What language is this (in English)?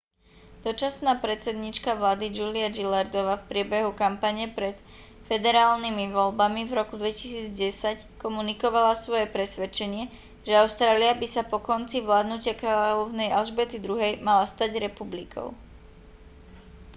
Slovak